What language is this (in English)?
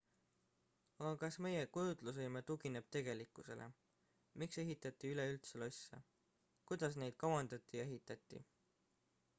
Estonian